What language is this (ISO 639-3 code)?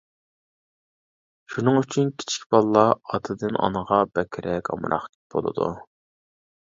uig